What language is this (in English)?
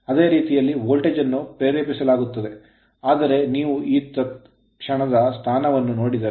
Kannada